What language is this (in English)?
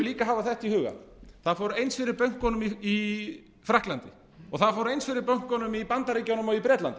Icelandic